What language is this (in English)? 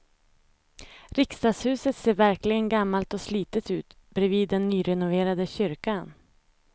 Swedish